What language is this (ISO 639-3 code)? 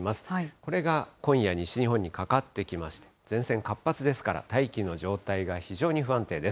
jpn